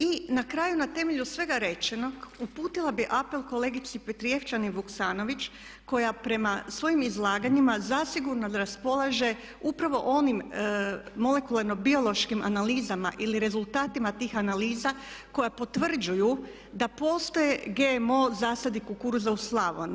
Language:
Croatian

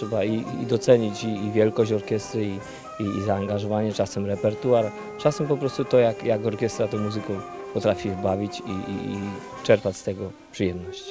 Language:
Polish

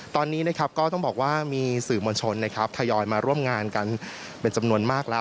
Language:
Thai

